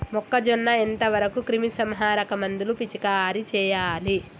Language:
Telugu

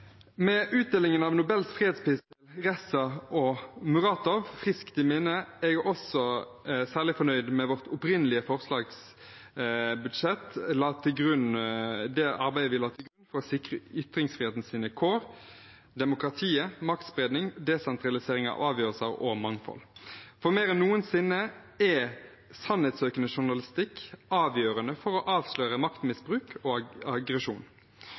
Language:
Norwegian Bokmål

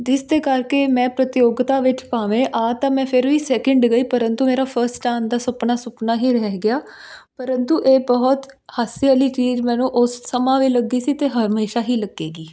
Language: Punjabi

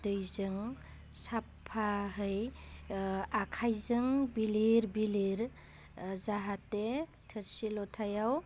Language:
Bodo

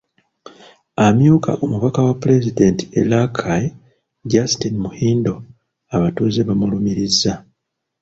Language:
Ganda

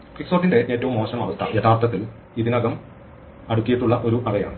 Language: Malayalam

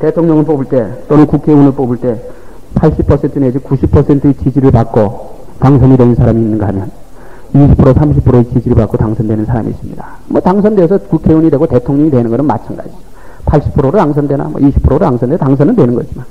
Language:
Korean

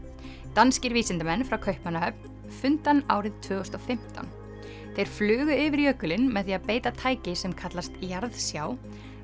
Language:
Icelandic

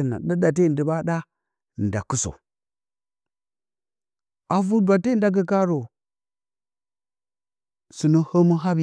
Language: Bacama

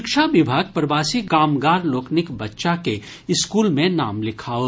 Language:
Maithili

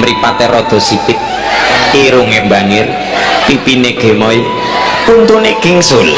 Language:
Indonesian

